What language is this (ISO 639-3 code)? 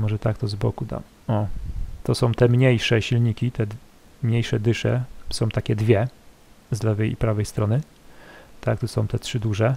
pol